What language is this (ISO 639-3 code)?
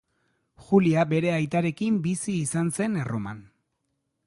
eus